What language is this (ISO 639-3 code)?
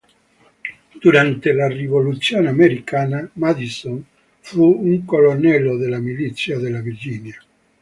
ita